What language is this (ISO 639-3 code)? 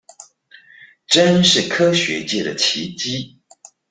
zho